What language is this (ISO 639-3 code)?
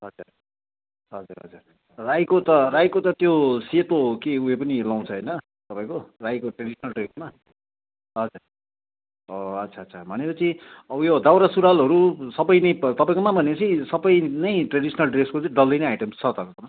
nep